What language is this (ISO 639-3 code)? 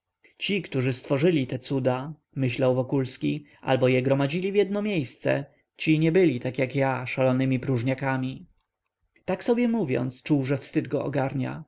pol